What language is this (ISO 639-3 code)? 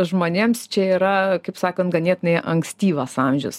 lit